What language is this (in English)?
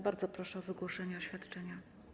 Polish